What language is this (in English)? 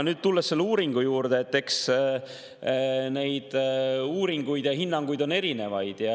Estonian